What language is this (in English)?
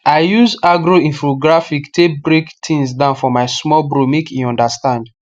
Nigerian Pidgin